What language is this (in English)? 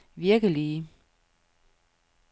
Danish